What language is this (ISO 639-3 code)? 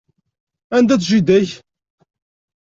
kab